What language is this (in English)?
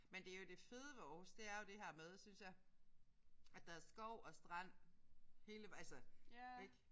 Danish